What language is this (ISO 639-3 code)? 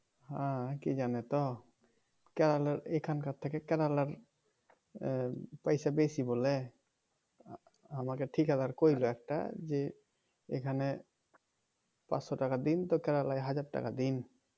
ben